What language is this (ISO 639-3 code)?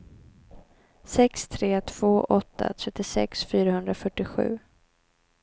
swe